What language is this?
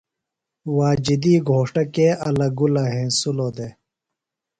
Phalura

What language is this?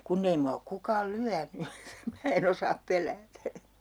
Finnish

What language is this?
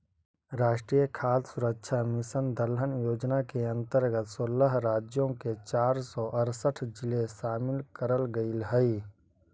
Magahi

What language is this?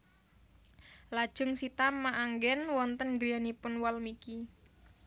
Javanese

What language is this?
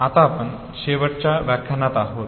Marathi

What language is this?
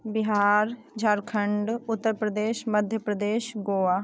Maithili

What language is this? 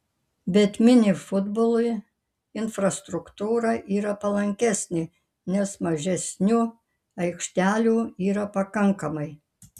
Lithuanian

